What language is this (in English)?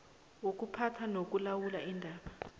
South Ndebele